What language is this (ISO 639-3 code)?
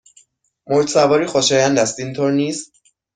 fas